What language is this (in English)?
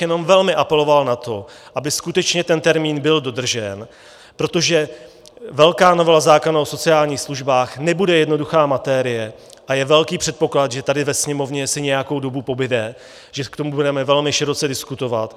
Czech